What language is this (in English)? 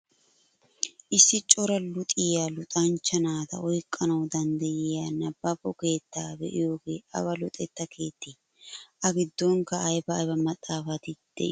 Wolaytta